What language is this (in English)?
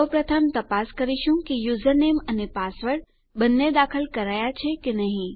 Gujarati